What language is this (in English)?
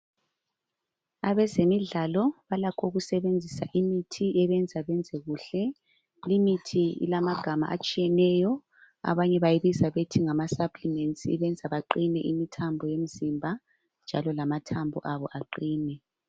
North Ndebele